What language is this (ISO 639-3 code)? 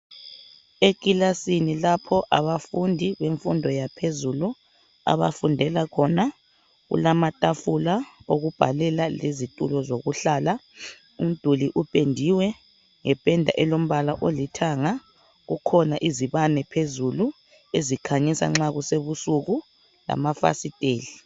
nde